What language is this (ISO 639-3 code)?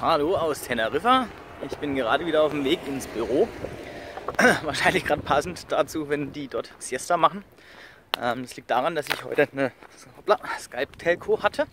deu